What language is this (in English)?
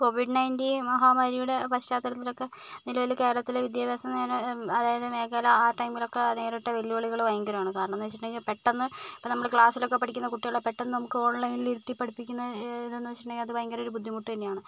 Malayalam